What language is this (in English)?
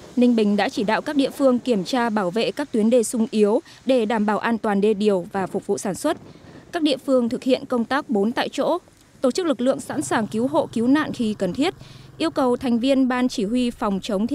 Vietnamese